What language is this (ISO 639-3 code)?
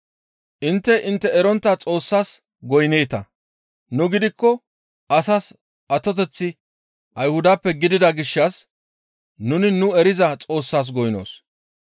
gmv